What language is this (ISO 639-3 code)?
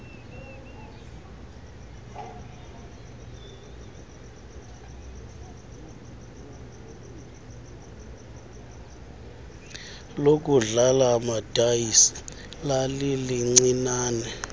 xho